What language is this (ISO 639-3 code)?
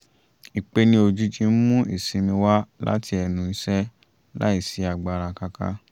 yor